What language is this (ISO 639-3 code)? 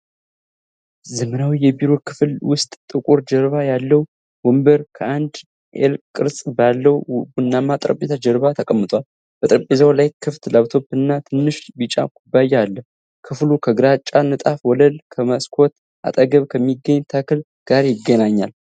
amh